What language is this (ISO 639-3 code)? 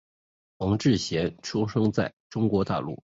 zho